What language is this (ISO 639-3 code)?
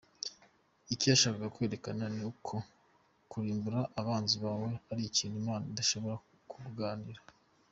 kin